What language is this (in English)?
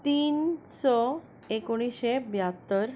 Konkani